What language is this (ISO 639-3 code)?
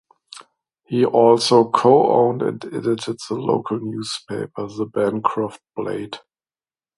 eng